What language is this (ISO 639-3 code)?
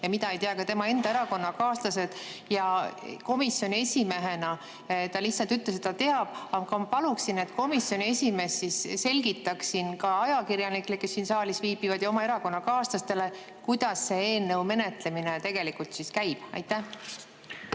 est